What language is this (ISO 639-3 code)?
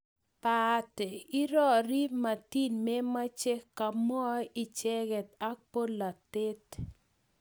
kln